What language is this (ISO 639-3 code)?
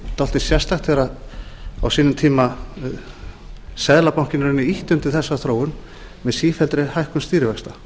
isl